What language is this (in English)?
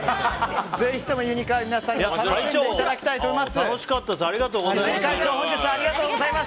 Japanese